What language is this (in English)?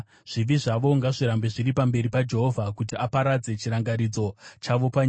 Shona